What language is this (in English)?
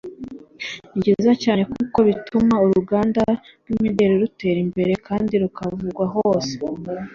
Kinyarwanda